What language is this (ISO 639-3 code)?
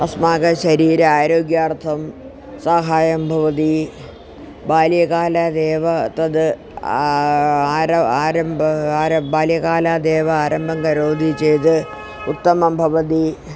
san